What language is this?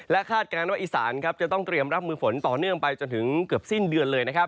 Thai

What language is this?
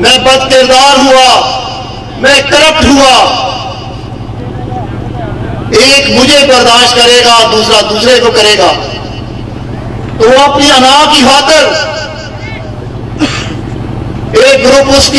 Turkish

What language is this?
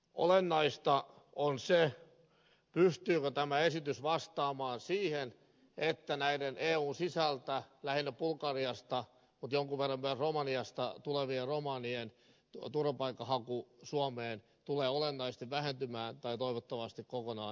Finnish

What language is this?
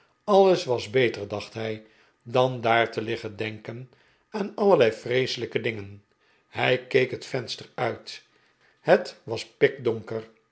Dutch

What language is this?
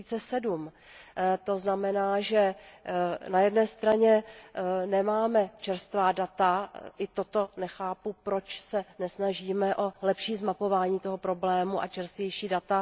Czech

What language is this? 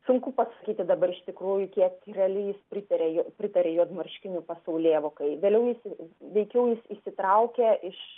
Lithuanian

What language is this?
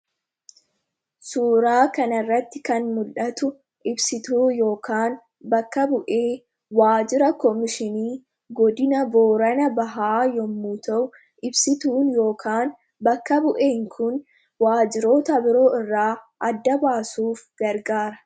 Oromo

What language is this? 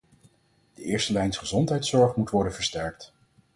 Dutch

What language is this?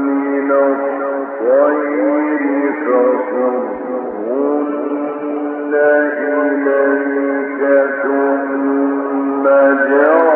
Arabic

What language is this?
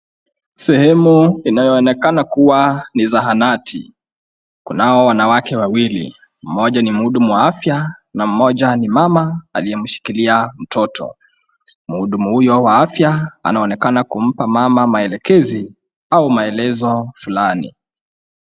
Swahili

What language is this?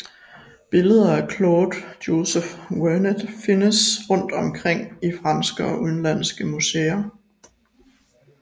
Danish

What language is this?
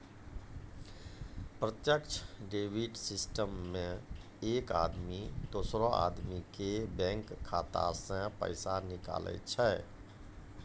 Maithili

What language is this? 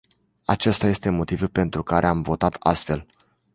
Romanian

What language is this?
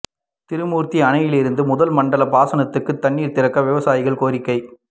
Tamil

